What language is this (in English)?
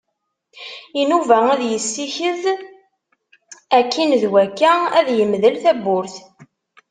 Kabyle